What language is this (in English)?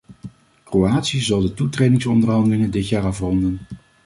Dutch